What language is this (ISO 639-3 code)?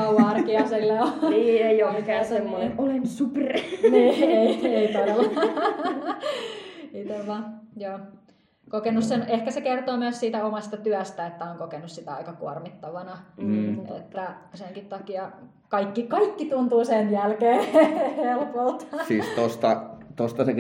fin